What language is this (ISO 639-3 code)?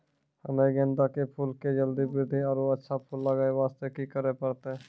mai